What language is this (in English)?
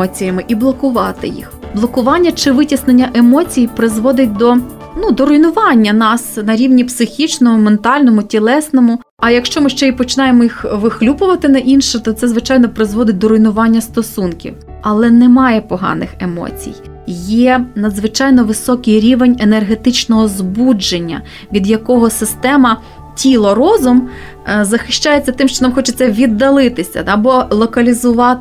Ukrainian